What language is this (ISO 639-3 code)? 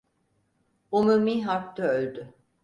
tur